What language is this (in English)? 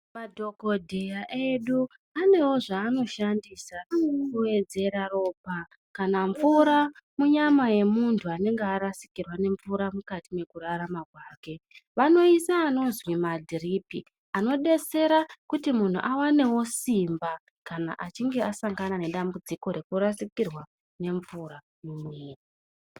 Ndau